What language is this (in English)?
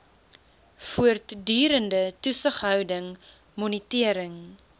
Afrikaans